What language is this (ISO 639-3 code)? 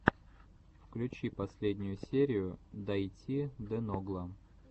rus